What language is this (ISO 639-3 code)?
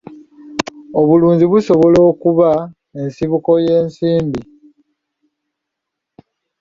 lug